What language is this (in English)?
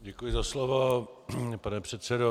Czech